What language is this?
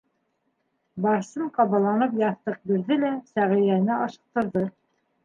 Bashkir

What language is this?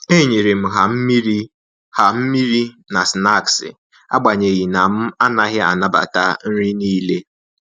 Igbo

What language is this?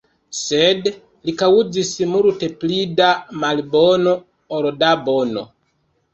Esperanto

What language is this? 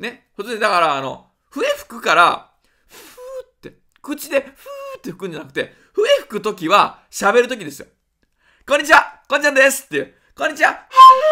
Japanese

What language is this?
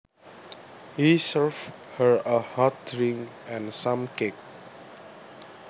Javanese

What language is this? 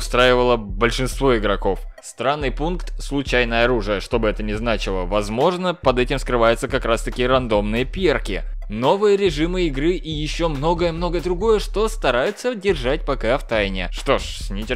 Russian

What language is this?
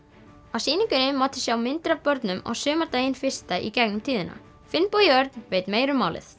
Icelandic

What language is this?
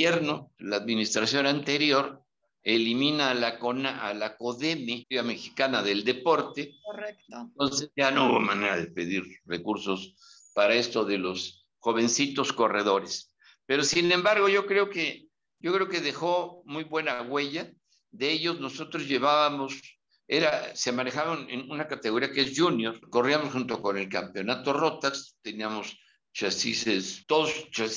Spanish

